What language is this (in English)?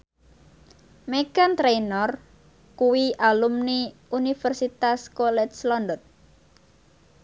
Javanese